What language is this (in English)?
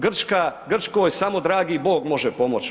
Croatian